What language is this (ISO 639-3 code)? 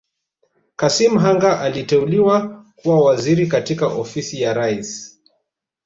swa